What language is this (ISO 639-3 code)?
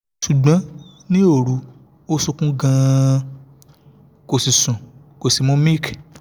yor